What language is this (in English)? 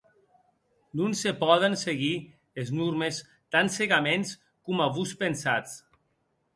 Occitan